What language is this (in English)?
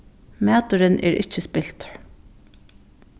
Faroese